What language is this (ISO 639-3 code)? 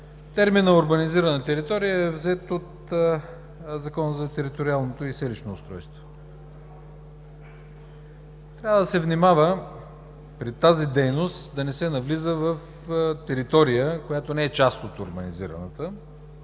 bul